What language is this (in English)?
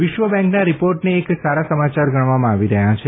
Gujarati